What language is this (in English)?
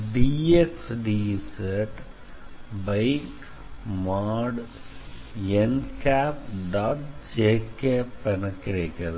Tamil